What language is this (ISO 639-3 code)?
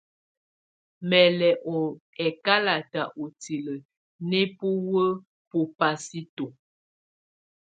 tvu